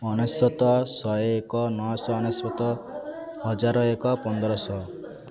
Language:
Odia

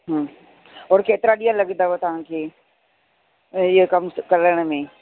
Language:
Sindhi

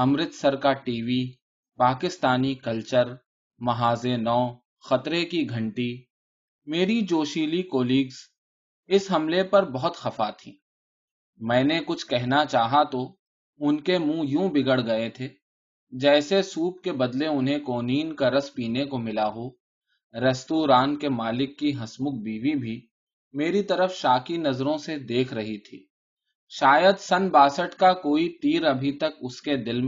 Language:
Urdu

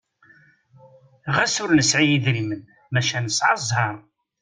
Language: Kabyle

